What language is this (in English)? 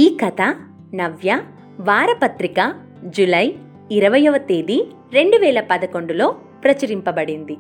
Telugu